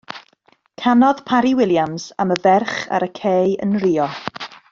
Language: Welsh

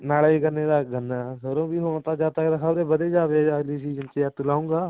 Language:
Punjabi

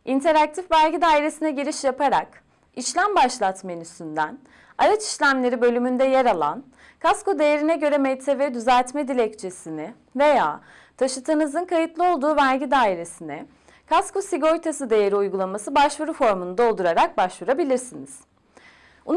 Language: Turkish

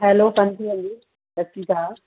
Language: Punjabi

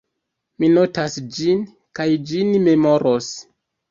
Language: Esperanto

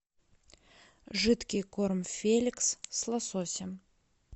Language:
Russian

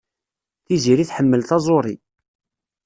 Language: Kabyle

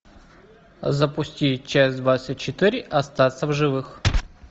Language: Russian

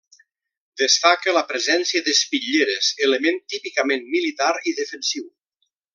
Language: Catalan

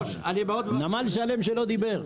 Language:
Hebrew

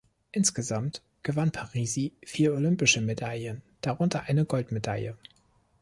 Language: German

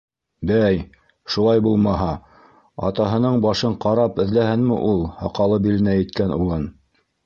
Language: Bashkir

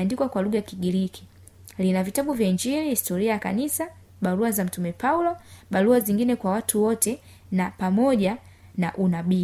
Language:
Swahili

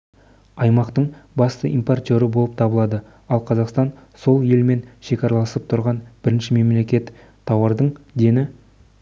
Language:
Kazakh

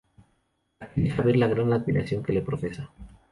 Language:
Spanish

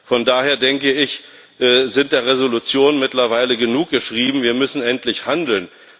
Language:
German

